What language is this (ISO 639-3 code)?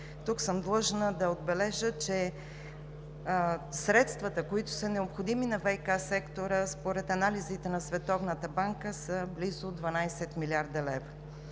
bul